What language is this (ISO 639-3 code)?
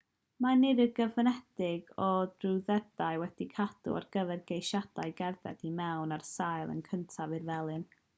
cym